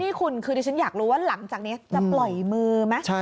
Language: Thai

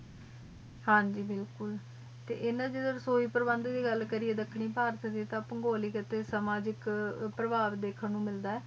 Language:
Punjabi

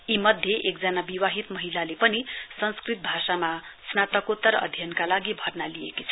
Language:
Nepali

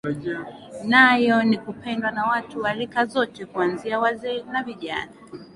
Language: Swahili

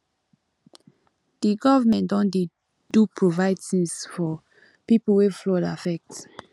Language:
Nigerian Pidgin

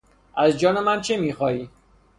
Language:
Persian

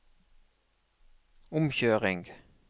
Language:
Norwegian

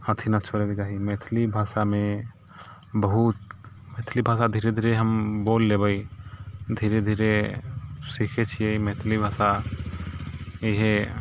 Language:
Maithili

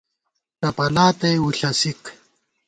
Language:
Gawar-Bati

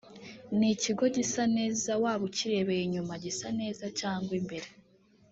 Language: Kinyarwanda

